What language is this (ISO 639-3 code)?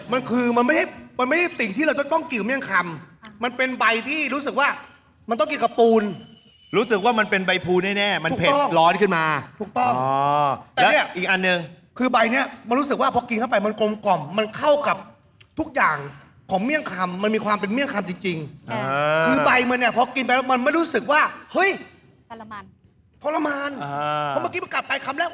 tha